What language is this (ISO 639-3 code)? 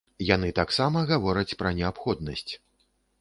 bel